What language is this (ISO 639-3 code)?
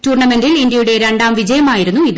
mal